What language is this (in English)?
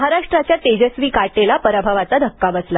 Marathi